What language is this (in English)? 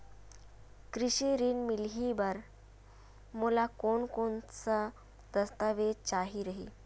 Chhattisgarhi